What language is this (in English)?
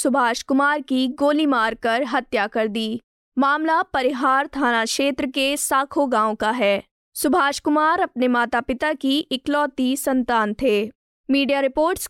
Hindi